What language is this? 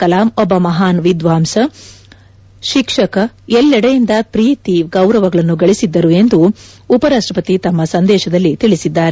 Kannada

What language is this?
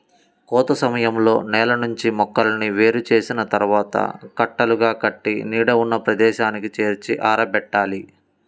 Telugu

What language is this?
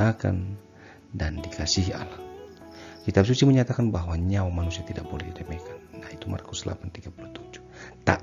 Indonesian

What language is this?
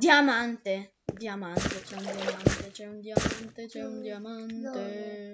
Italian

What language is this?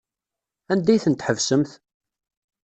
Kabyle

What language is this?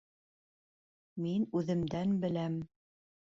Bashkir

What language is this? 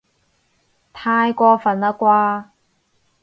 Cantonese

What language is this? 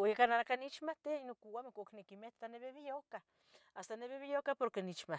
Tetelcingo Nahuatl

